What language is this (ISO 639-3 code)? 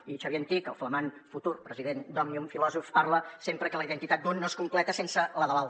cat